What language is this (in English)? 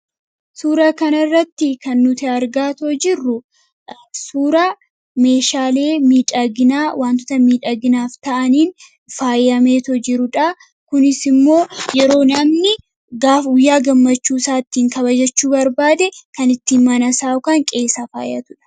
Oromo